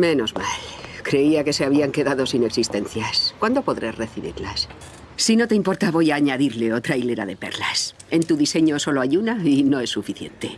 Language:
Spanish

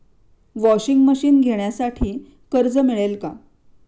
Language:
Marathi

